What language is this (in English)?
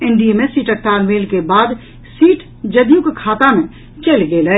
Maithili